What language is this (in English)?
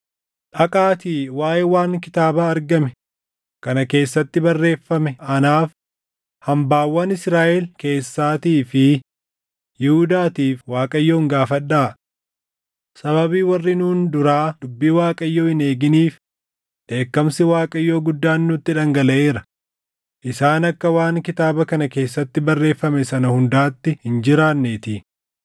Oromo